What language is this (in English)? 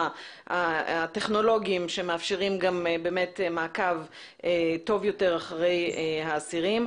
Hebrew